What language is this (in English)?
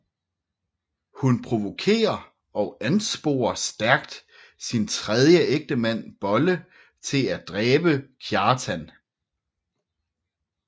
Danish